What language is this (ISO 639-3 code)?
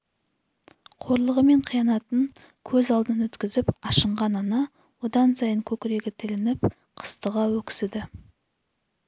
kaz